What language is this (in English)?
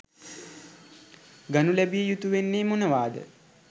Sinhala